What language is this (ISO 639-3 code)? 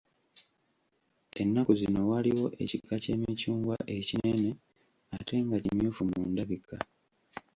lug